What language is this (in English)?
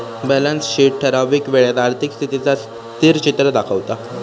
Marathi